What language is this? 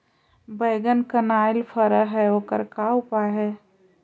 Magahi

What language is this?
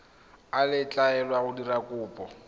Tswana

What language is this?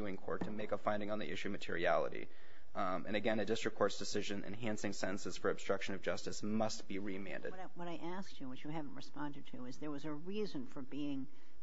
English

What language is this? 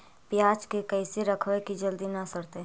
Magahi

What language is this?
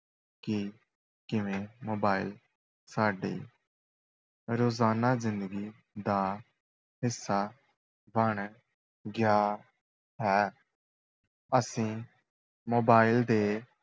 Punjabi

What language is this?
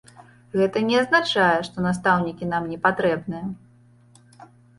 Belarusian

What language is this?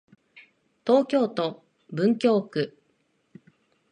Japanese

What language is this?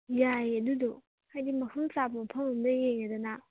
Manipuri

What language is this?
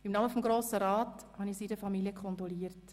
Swiss German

